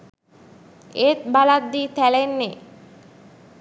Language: Sinhala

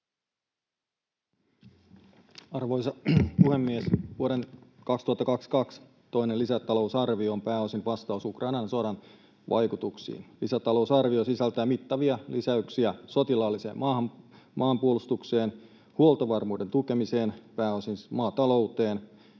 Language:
Finnish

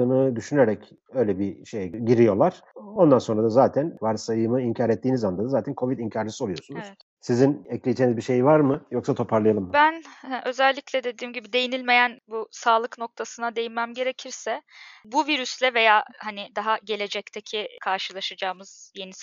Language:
Turkish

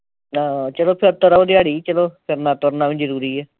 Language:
Punjabi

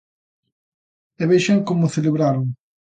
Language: Galician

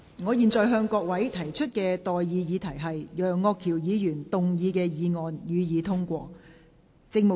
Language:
Cantonese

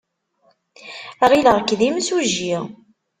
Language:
Kabyle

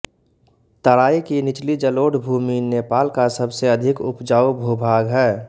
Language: Hindi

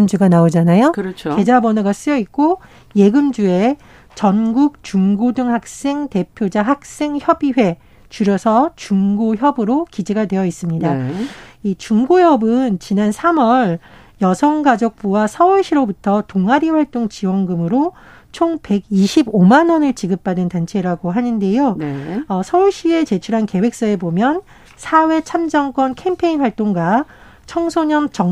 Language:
Korean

